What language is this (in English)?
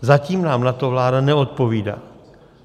Czech